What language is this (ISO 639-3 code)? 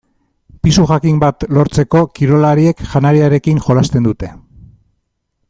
eus